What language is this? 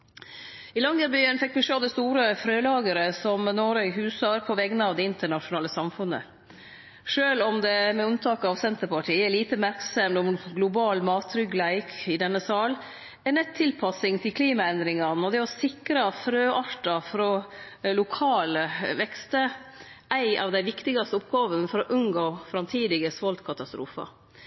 Norwegian Nynorsk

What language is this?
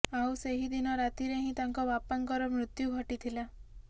Odia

